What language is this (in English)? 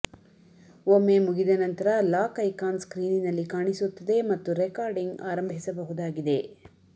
Kannada